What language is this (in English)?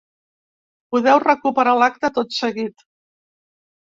Catalan